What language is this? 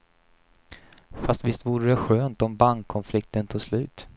Swedish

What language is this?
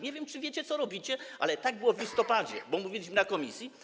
Polish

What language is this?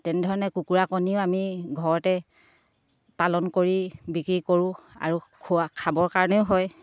Assamese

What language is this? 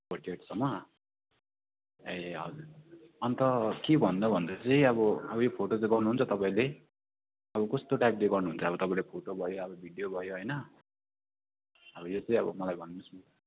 Nepali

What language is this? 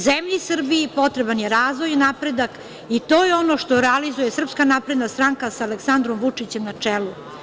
Serbian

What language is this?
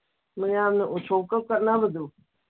Manipuri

